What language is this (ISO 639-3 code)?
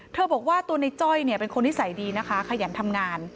tha